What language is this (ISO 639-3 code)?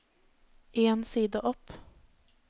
nor